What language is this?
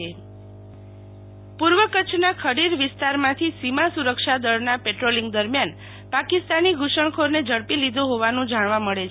Gujarati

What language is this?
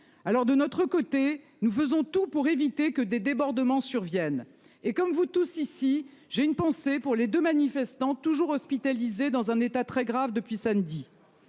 French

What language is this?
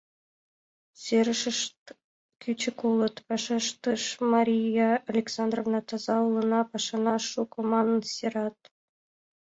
Mari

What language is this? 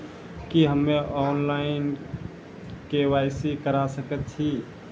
Maithili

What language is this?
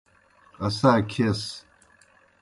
Kohistani Shina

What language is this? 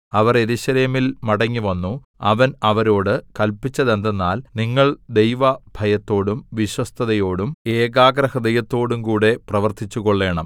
Malayalam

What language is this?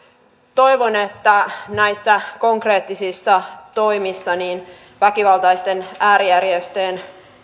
Finnish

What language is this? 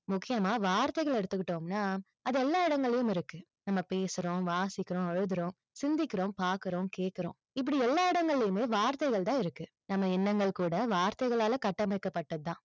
Tamil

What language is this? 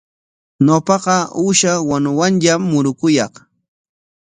Corongo Ancash Quechua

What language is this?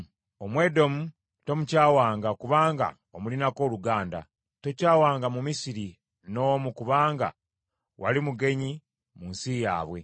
Ganda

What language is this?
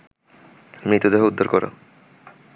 Bangla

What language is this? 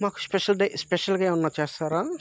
Telugu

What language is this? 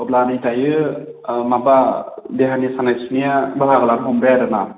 Bodo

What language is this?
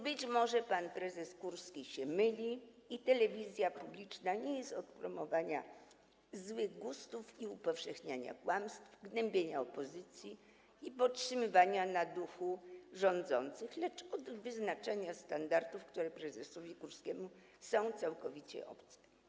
Polish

